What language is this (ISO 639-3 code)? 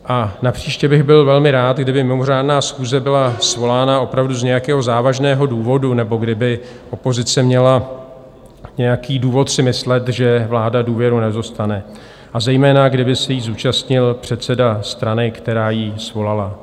ces